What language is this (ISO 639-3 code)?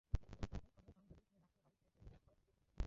ben